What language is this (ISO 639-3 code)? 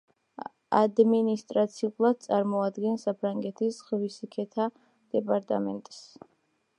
kat